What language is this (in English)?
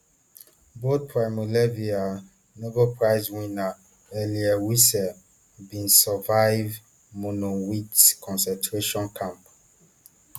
Nigerian Pidgin